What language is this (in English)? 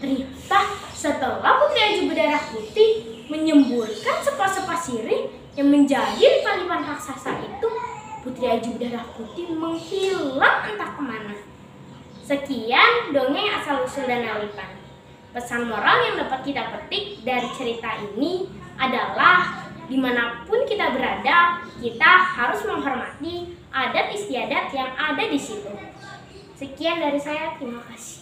Indonesian